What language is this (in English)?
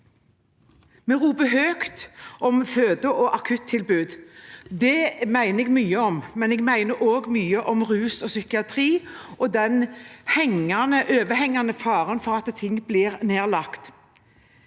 Norwegian